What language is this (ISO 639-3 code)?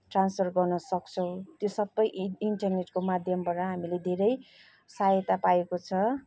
nep